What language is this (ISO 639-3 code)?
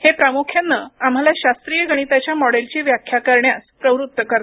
mar